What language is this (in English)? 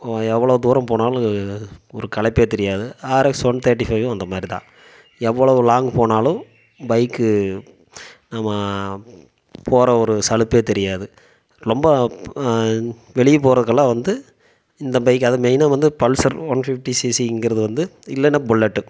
Tamil